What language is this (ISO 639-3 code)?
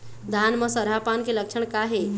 hne